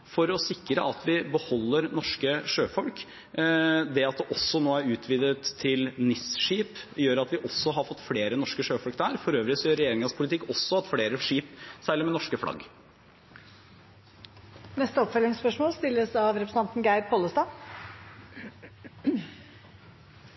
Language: Norwegian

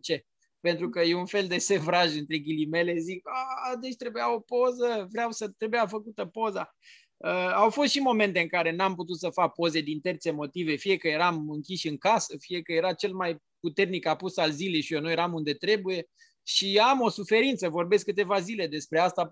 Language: Romanian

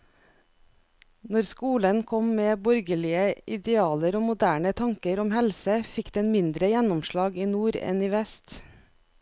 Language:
Norwegian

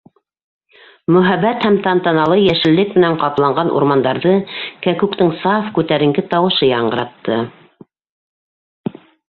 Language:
Bashkir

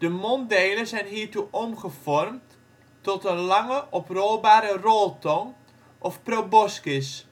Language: Dutch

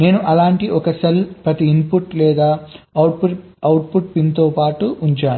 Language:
Telugu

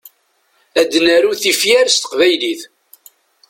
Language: Kabyle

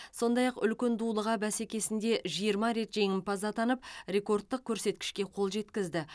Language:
Kazakh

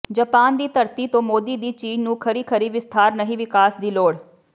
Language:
Punjabi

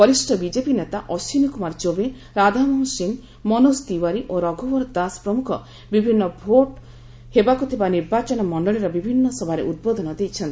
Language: Odia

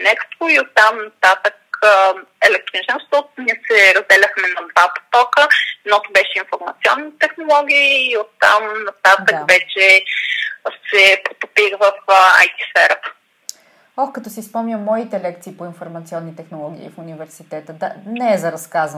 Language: Bulgarian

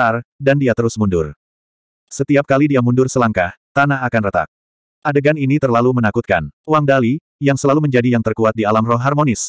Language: Indonesian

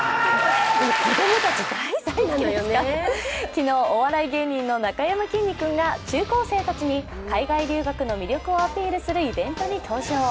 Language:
Japanese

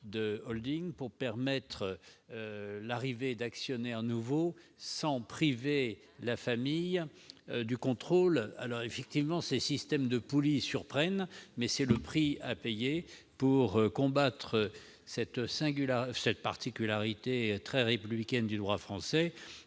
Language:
French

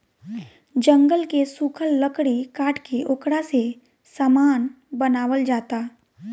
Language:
Bhojpuri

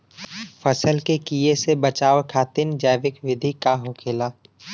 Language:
Bhojpuri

